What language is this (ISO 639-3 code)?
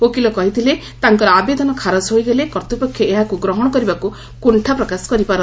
ori